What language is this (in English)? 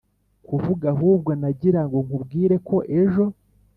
Kinyarwanda